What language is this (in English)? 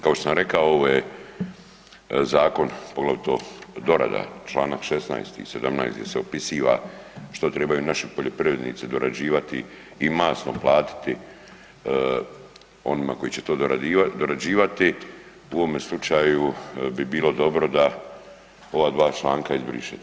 Croatian